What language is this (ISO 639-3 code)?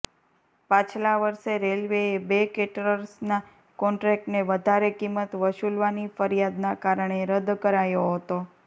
guj